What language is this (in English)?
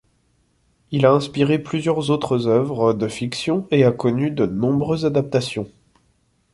French